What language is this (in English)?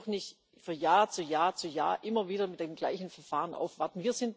German